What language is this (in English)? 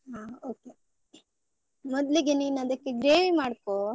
Kannada